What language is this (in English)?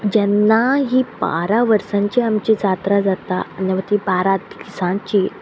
Konkani